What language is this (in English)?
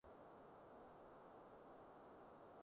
Cantonese